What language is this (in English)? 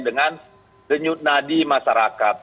Indonesian